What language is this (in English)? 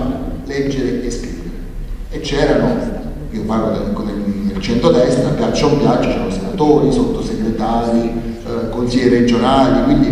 Italian